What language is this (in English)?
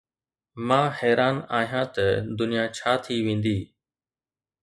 Sindhi